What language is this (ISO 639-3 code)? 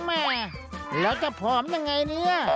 tha